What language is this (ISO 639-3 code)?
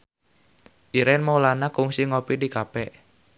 sun